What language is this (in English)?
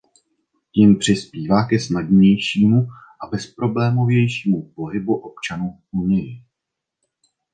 Czech